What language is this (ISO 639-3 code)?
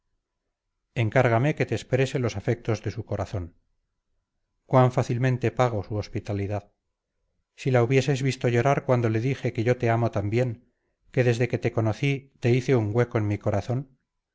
spa